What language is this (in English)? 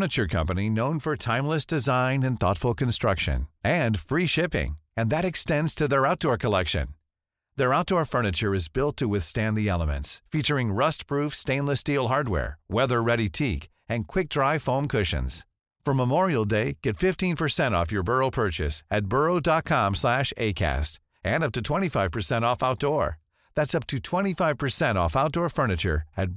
Dutch